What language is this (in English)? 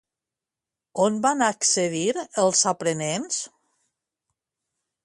Catalan